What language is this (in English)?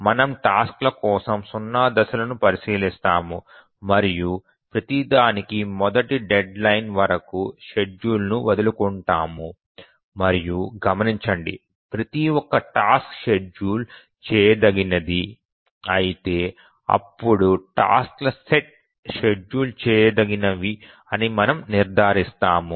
Telugu